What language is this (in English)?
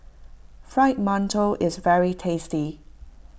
English